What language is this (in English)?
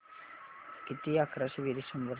Marathi